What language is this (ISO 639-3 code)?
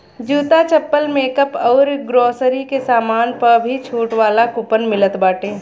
bho